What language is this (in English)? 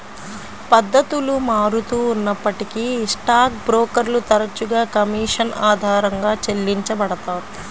Telugu